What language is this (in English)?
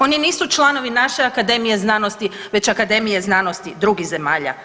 Croatian